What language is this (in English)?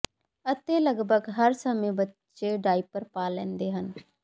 Punjabi